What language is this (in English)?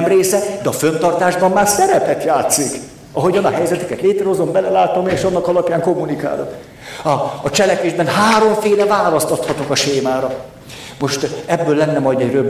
Hungarian